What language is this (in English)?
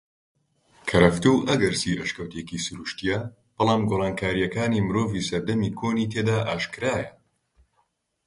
Central Kurdish